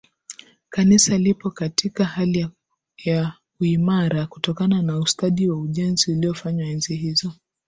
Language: Swahili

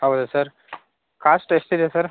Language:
Kannada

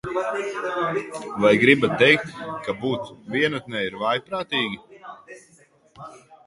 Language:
Latvian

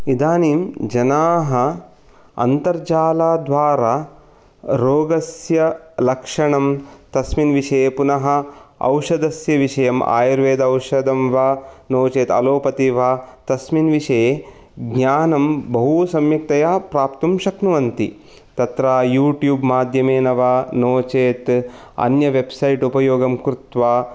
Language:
Sanskrit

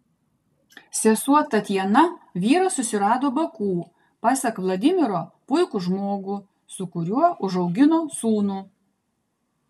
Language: Lithuanian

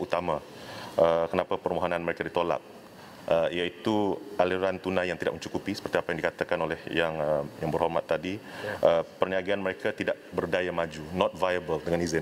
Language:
Malay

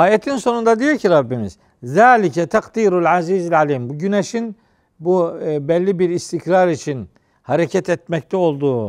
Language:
Turkish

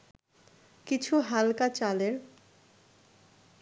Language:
Bangla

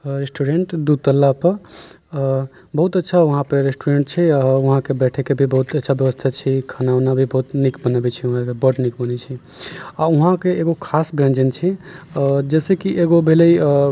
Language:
Maithili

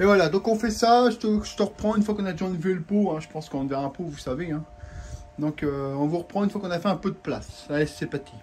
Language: French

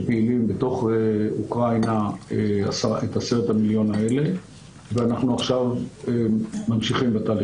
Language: Hebrew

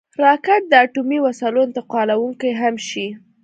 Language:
Pashto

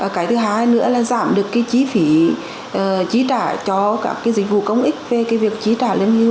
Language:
Vietnamese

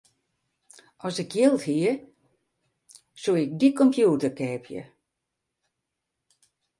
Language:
Western Frisian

